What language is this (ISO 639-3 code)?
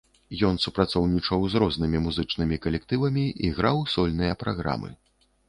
bel